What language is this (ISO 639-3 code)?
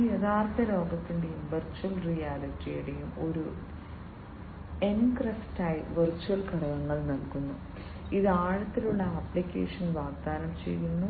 mal